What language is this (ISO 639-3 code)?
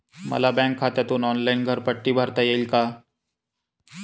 mar